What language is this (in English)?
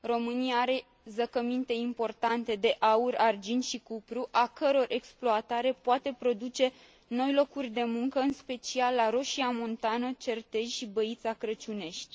Romanian